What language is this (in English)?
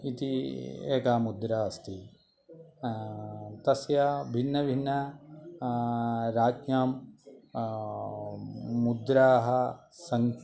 Sanskrit